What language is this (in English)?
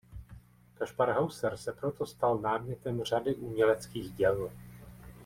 Czech